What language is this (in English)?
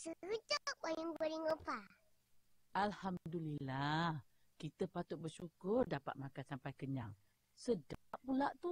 Malay